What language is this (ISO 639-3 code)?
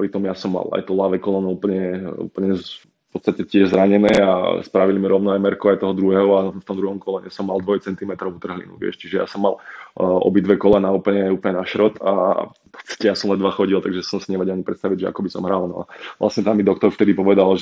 slk